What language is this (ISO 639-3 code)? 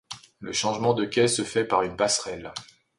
fra